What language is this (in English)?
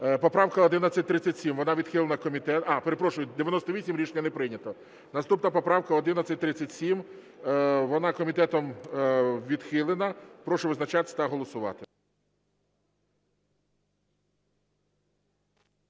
Ukrainian